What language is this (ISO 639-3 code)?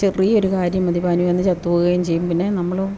mal